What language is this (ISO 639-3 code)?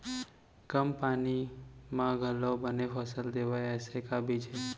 hne